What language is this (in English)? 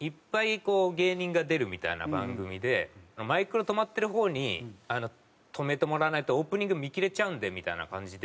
Japanese